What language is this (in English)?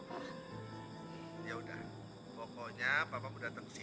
Indonesian